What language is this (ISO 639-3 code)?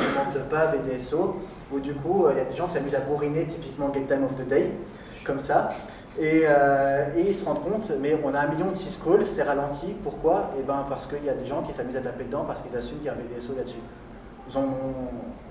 fra